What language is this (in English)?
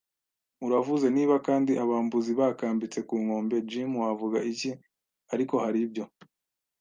Kinyarwanda